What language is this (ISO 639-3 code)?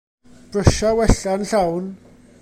cym